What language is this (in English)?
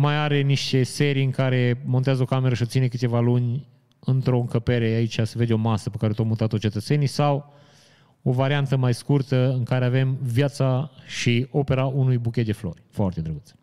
Romanian